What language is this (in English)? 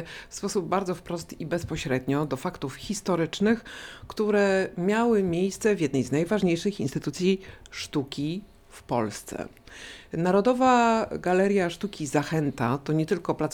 Polish